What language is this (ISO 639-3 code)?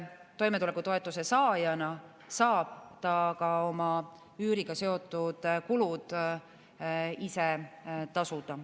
est